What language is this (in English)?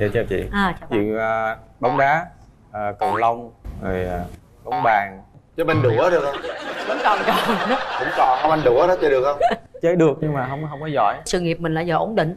Vietnamese